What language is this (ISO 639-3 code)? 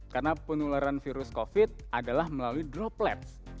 ind